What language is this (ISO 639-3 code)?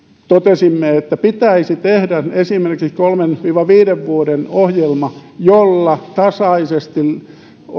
fin